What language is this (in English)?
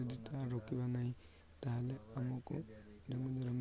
Odia